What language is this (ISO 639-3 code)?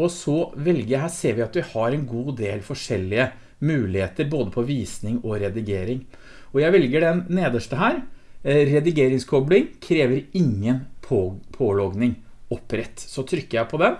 nor